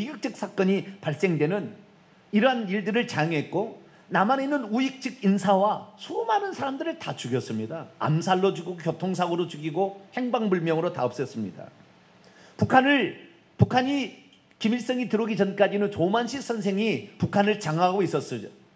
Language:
Korean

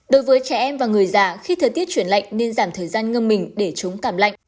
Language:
Vietnamese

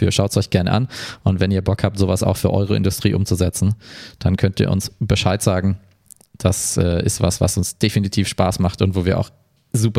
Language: German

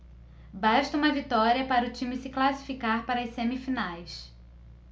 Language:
Portuguese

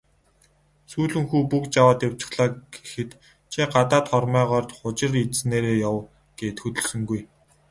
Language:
Mongolian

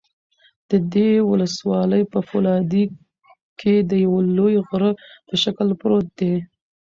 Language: Pashto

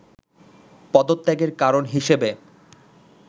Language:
Bangla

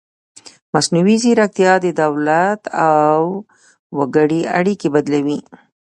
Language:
Pashto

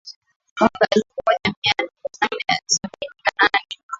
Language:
Swahili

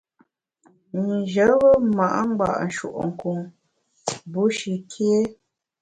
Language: Bamun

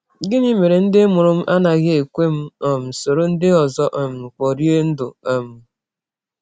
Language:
Igbo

